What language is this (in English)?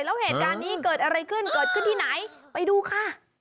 Thai